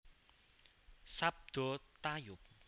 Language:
Javanese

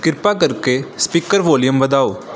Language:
Punjabi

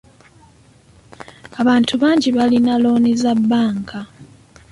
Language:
Ganda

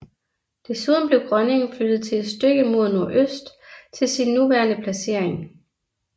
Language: Danish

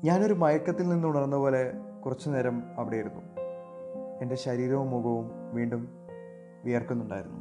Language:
Malayalam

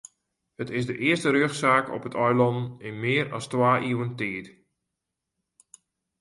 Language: Western Frisian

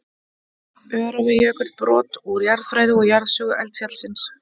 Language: Icelandic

